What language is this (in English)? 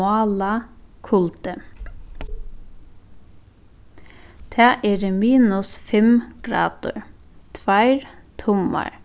Faroese